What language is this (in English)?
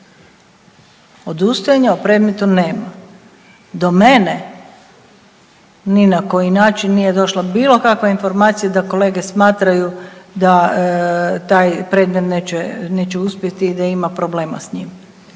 Croatian